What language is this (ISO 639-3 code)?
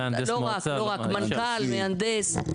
heb